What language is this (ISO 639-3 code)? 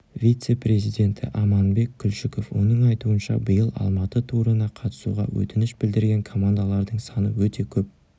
kaz